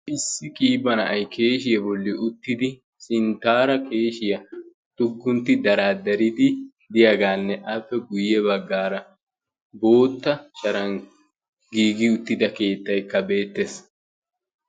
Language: Wolaytta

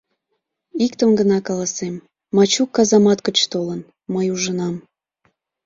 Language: Mari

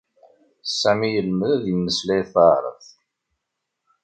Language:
Kabyle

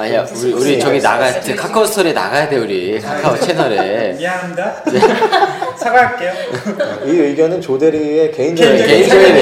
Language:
Korean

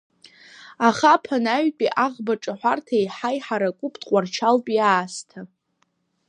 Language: Abkhazian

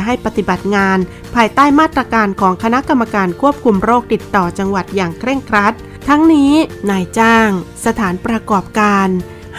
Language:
Thai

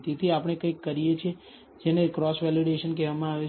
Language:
Gujarati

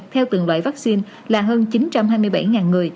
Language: Vietnamese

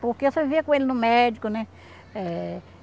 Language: Portuguese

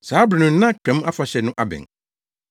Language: Akan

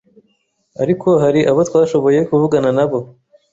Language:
Kinyarwanda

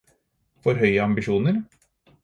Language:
Norwegian Bokmål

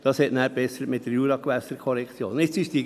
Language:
Swiss German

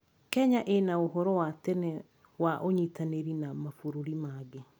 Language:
Kikuyu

